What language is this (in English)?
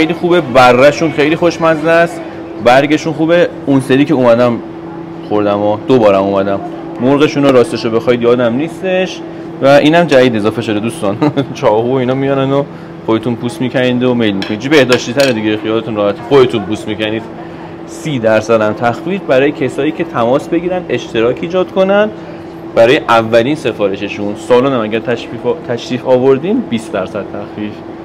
Persian